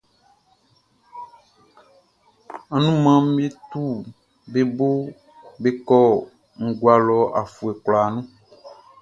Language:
Baoulé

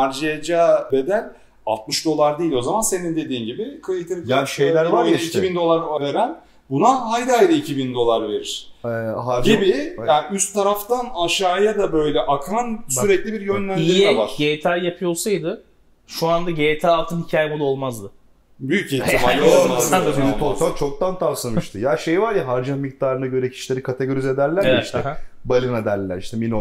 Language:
Turkish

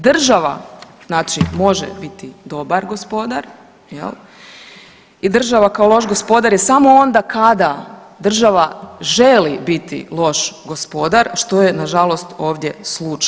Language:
Croatian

